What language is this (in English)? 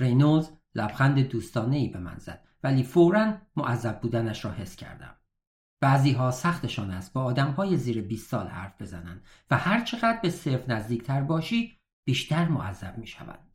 Persian